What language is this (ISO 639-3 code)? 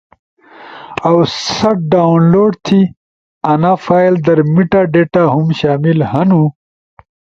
ush